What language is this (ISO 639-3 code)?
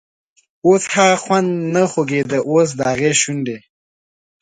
pus